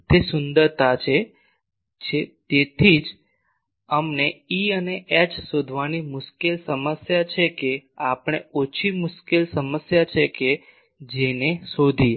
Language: Gujarati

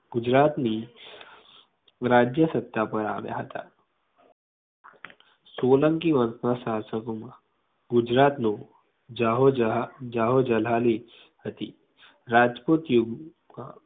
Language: Gujarati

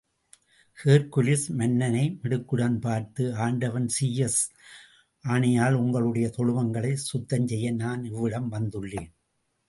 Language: Tamil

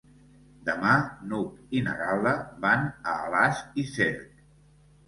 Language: Catalan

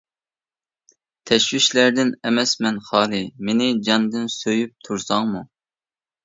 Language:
Uyghur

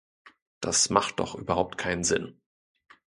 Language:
German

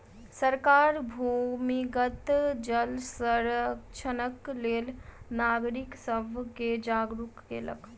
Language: Maithili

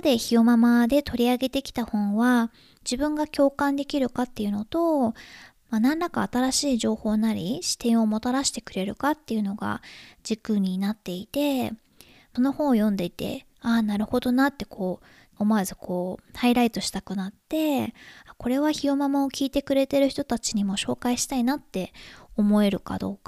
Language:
Japanese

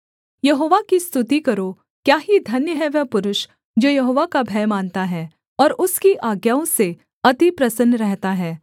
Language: Hindi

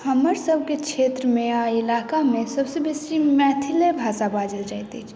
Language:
Maithili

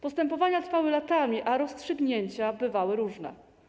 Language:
Polish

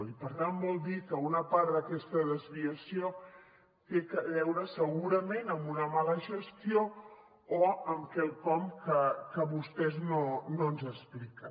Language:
Catalan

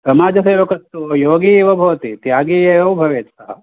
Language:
Sanskrit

